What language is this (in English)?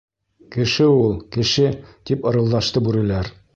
Bashkir